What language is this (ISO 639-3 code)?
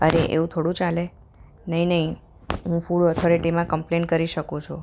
guj